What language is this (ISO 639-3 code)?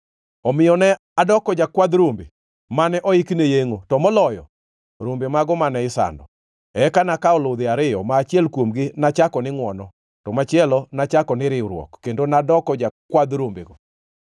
luo